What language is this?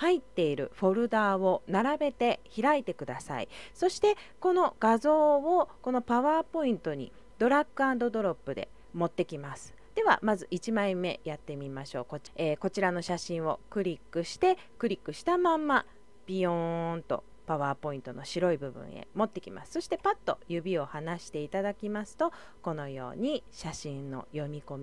Japanese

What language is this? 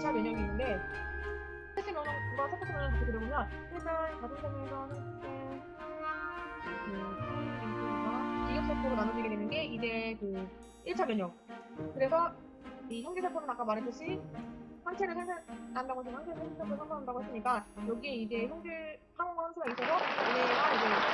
Korean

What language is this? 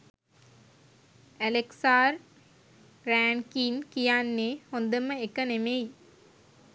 Sinhala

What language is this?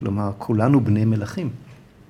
Hebrew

